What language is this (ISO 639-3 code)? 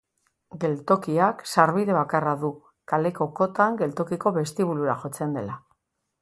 eus